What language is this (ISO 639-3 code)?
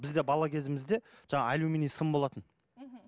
kaz